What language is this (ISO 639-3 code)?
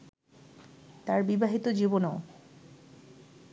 ben